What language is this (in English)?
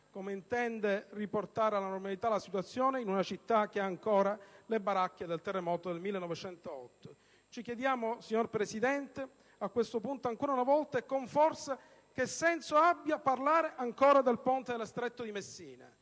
Italian